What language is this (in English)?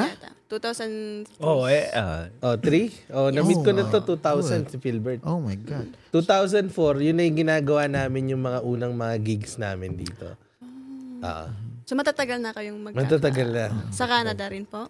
Filipino